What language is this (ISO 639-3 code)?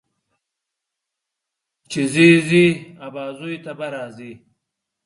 pus